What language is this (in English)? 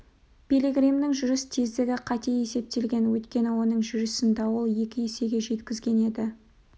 Kazakh